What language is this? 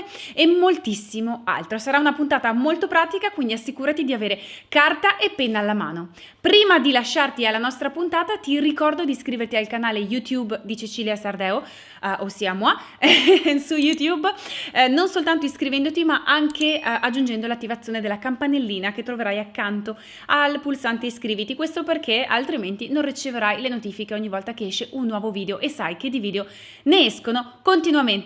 Italian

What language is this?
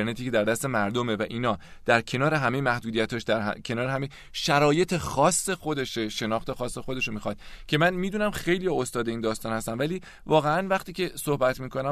Persian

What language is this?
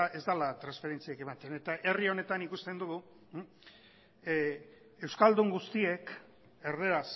Basque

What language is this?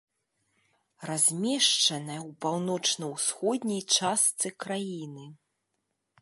Belarusian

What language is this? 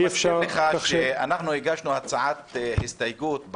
Hebrew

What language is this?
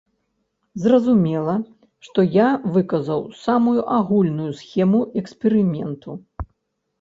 Belarusian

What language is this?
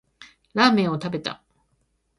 Japanese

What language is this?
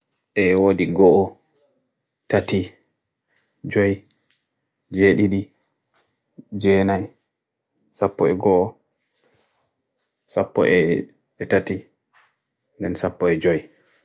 Bagirmi Fulfulde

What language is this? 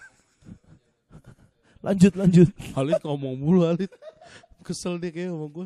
Indonesian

